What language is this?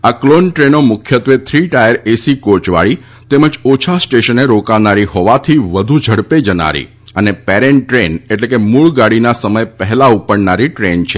Gujarati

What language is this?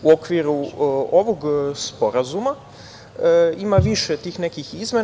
Serbian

